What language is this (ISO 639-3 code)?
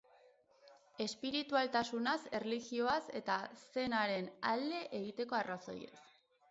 eus